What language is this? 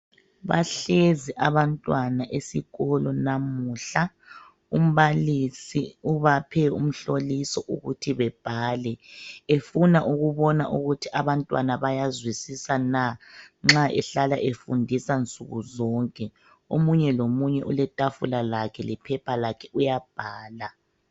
North Ndebele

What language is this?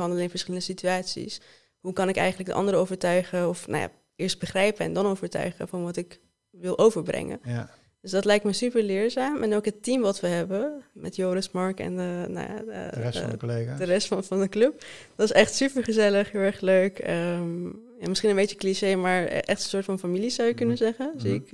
Dutch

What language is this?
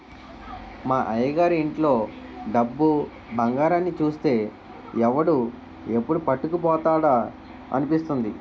Telugu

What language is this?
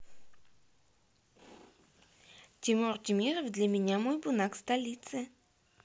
Russian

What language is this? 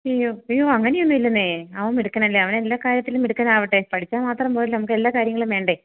Malayalam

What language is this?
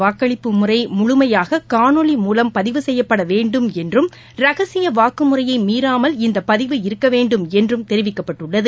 Tamil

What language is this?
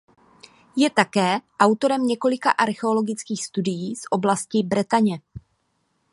Czech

